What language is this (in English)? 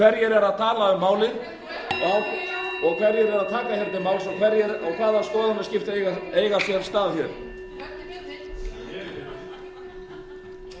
Icelandic